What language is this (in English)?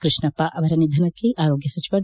Kannada